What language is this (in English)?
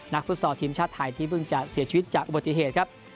Thai